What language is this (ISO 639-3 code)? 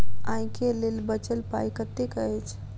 mai